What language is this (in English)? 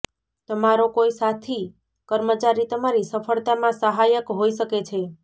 Gujarati